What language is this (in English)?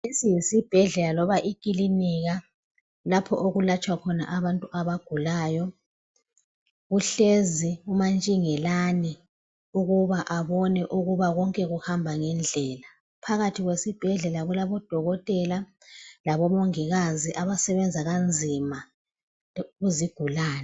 North Ndebele